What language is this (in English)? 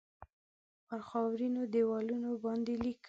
Pashto